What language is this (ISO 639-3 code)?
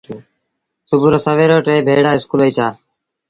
sbn